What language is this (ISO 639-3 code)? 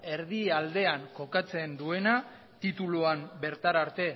eus